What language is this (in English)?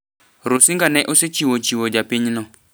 Luo (Kenya and Tanzania)